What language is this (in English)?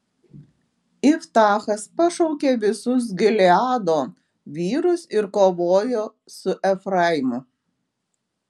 Lithuanian